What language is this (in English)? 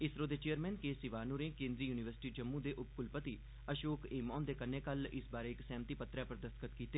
Dogri